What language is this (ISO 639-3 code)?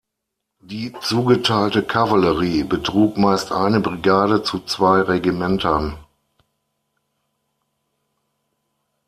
deu